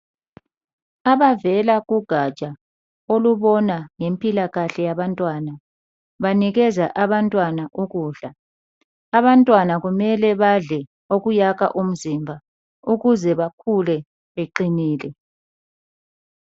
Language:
North Ndebele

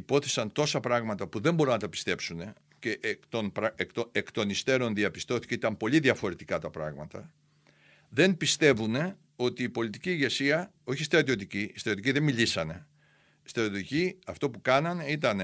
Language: Greek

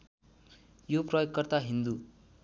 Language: Nepali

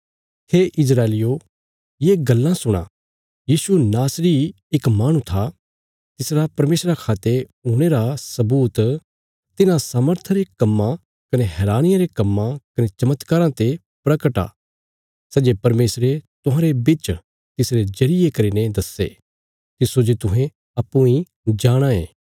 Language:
Bilaspuri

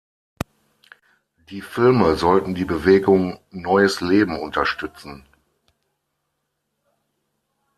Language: German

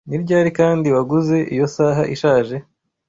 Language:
Kinyarwanda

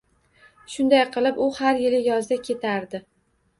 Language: Uzbek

